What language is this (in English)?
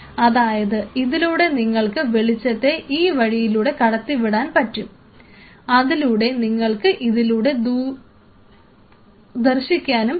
Malayalam